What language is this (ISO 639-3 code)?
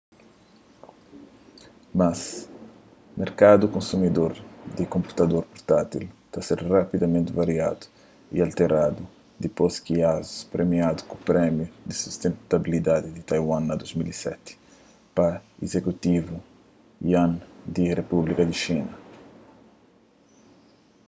kea